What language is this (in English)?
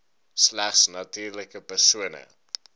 Afrikaans